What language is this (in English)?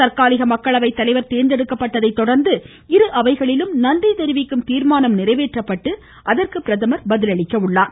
Tamil